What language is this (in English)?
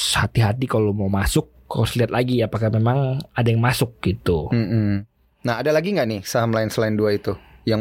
Indonesian